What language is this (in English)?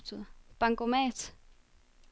Danish